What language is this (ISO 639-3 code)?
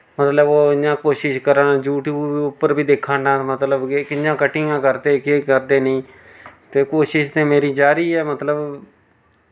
doi